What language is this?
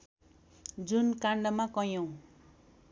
Nepali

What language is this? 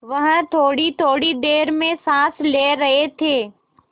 Hindi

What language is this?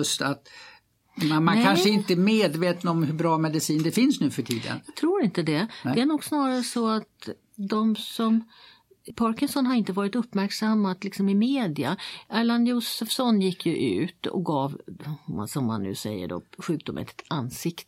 Swedish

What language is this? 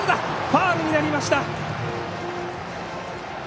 Japanese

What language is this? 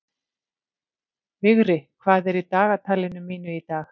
Icelandic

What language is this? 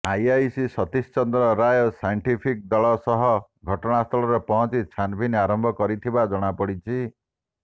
Odia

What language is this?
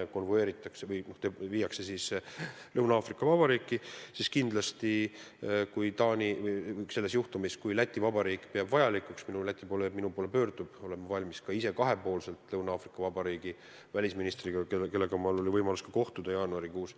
Estonian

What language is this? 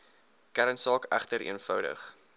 Afrikaans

